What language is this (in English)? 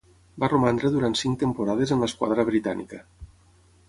Catalan